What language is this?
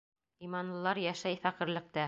Bashkir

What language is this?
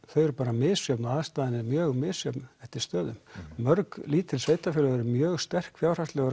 Icelandic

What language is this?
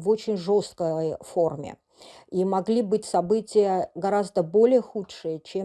Russian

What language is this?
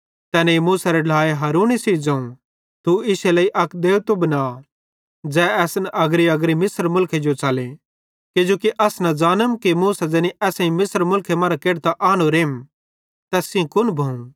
Bhadrawahi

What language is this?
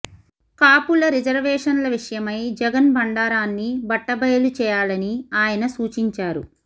Telugu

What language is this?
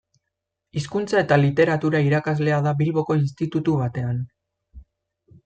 Basque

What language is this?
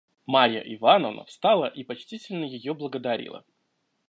Russian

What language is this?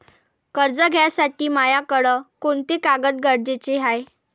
Marathi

